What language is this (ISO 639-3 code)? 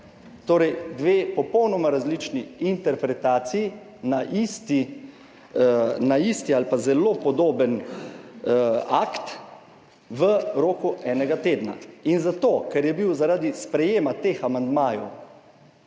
slv